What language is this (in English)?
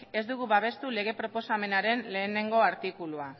Basque